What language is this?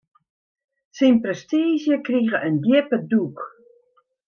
Western Frisian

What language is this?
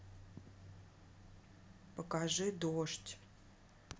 Russian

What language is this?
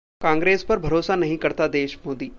Hindi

